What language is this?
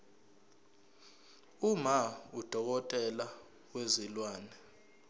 Zulu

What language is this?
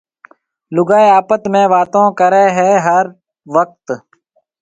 Marwari (Pakistan)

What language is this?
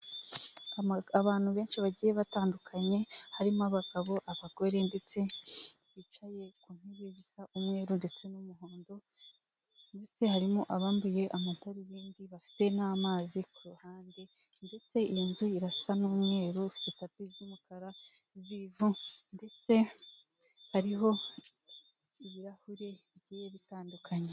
Kinyarwanda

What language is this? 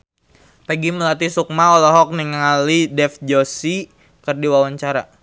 Sundanese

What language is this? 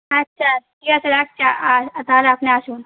Bangla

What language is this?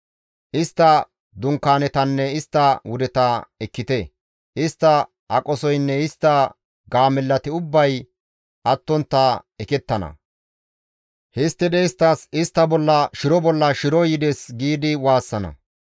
Gamo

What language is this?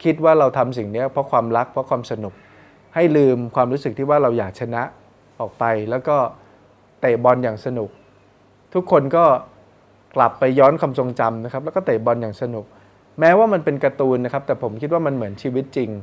Thai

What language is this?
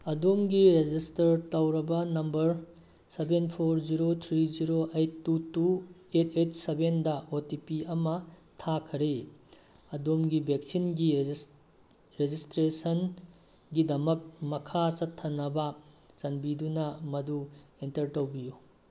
Manipuri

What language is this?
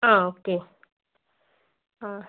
Malayalam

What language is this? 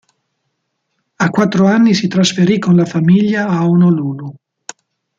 Italian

